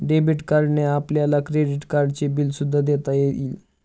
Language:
Marathi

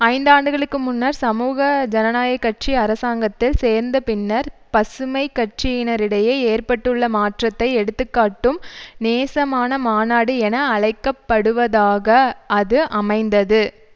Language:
Tamil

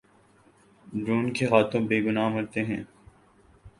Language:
Urdu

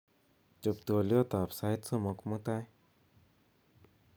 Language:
Kalenjin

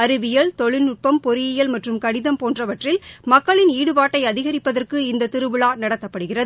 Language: Tamil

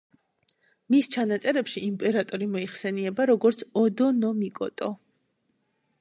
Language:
Georgian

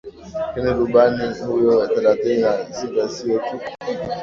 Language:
Swahili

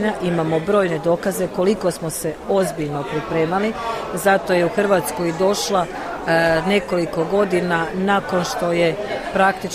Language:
Croatian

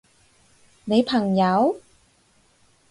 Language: Cantonese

